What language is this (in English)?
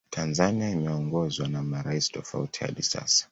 Swahili